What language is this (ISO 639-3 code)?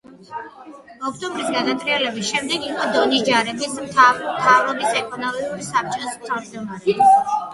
kat